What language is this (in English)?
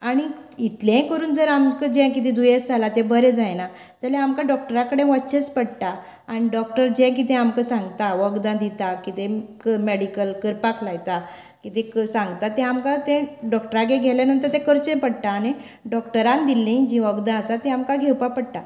Konkani